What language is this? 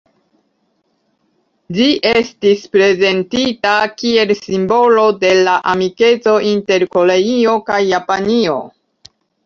Esperanto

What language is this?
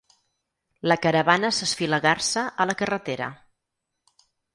Catalan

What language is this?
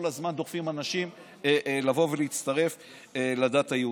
Hebrew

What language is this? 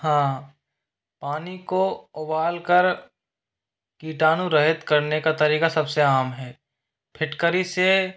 Hindi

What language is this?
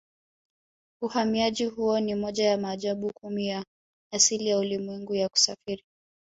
Swahili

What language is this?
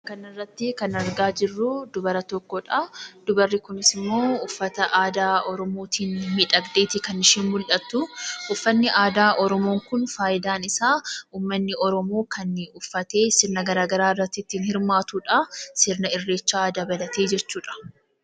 Oromo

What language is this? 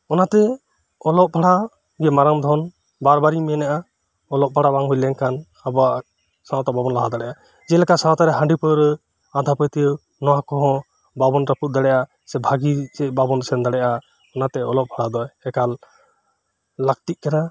Santali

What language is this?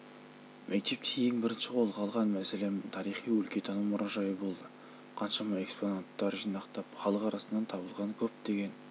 Kazakh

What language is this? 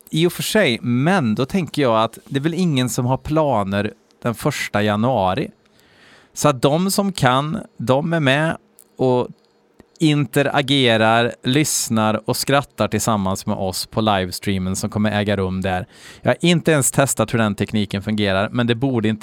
Swedish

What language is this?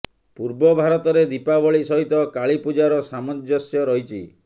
Odia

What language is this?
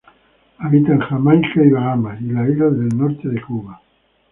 Spanish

